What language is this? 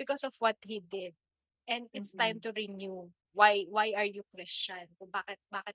Filipino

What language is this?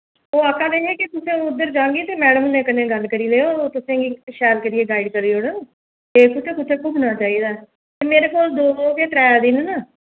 Dogri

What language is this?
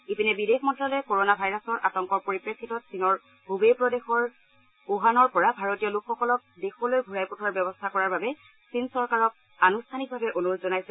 Assamese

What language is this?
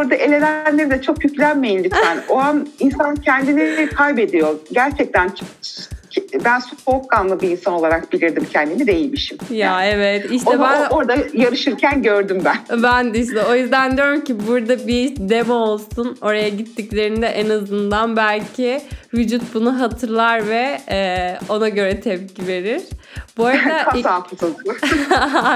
Turkish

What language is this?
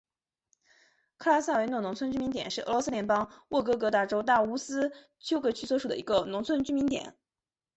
Chinese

